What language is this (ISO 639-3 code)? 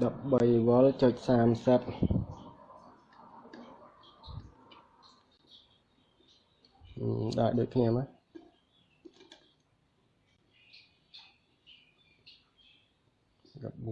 vie